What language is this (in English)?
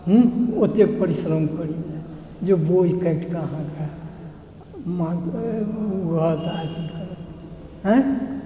Maithili